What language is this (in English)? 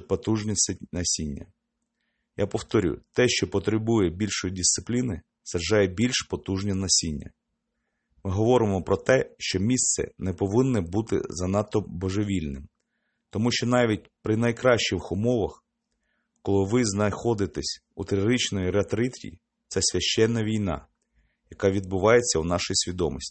Ukrainian